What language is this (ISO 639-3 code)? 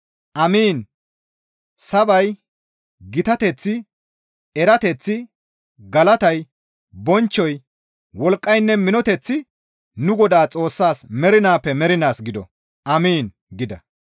gmv